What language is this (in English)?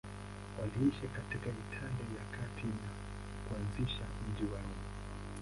Swahili